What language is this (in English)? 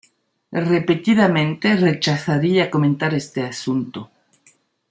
Spanish